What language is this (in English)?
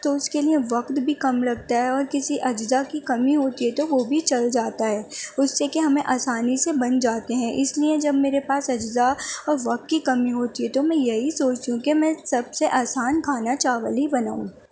Urdu